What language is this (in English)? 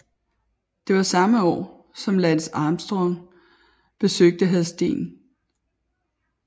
Danish